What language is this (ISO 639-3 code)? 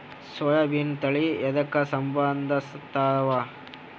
kan